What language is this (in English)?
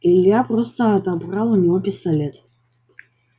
Russian